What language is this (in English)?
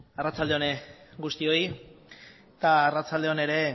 Basque